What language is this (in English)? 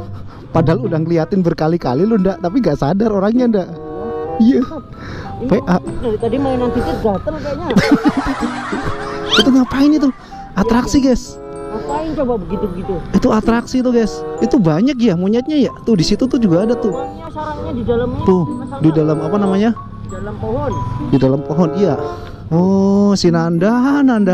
Indonesian